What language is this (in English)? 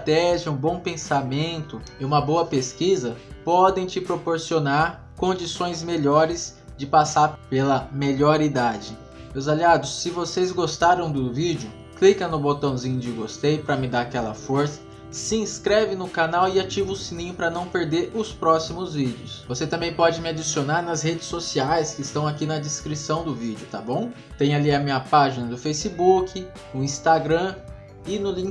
Portuguese